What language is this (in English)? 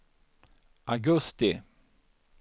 Swedish